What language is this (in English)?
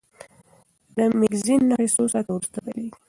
Pashto